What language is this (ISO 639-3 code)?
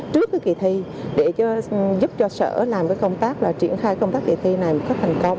vie